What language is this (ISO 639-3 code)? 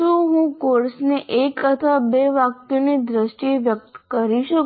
guj